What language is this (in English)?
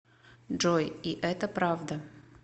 Russian